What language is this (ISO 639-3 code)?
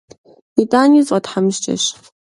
kbd